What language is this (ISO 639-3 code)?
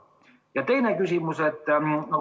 est